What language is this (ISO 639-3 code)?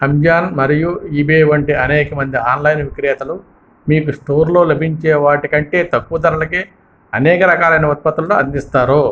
tel